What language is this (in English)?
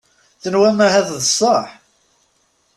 Kabyle